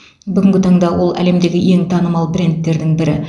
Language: Kazakh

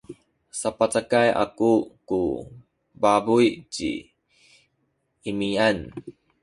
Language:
Sakizaya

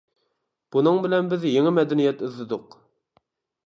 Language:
Uyghur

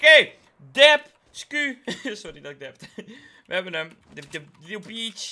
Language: Dutch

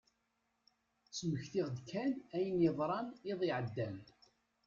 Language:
Kabyle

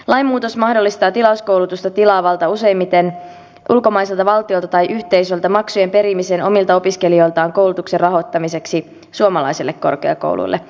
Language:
Finnish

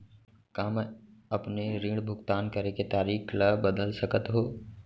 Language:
Chhattisgarhi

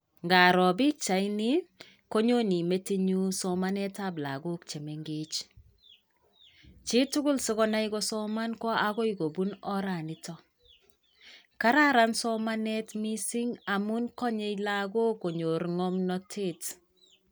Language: Kalenjin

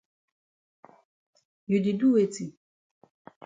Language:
Cameroon Pidgin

